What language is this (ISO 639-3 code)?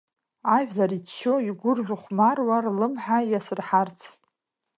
abk